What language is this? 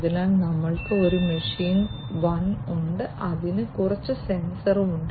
Malayalam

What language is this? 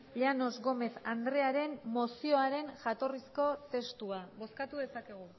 Basque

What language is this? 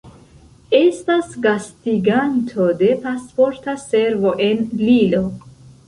Esperanto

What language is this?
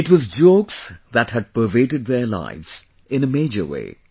English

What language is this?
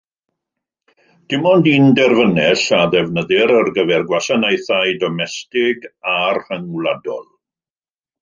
Welsh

